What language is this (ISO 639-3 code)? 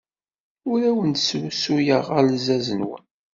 kab